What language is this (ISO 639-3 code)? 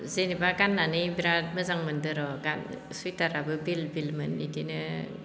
brx